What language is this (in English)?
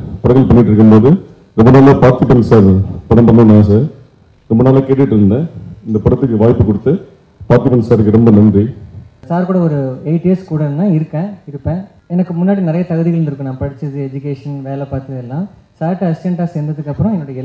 Arabic